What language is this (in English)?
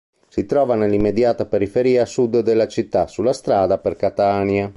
Italian